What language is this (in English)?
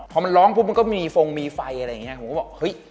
Thai